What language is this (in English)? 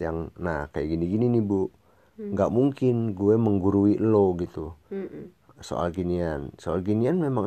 Indonesian